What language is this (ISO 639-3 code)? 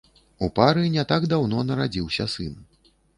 bel